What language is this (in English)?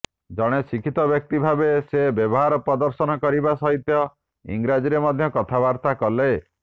Odia